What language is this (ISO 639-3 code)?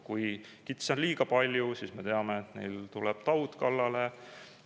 est